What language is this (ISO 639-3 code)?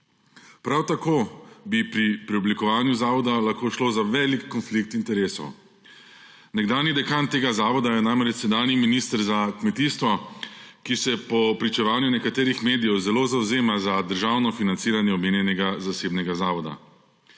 slv